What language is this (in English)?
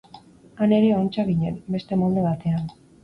Basque